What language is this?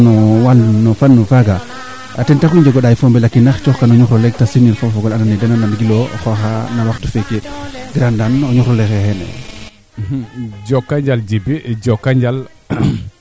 Serer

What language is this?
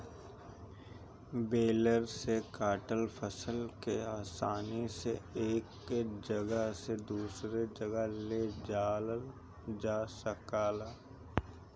Bhojpuri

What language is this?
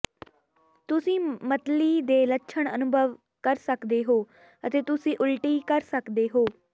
Punjabi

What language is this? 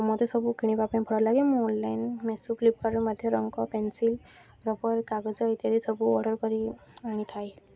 Odia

